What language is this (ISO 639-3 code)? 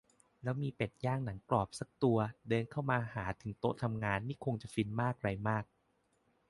tha